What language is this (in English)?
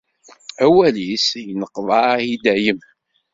Kabyle